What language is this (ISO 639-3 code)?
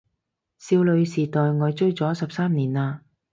yue